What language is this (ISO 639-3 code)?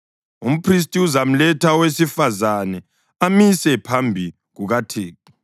nde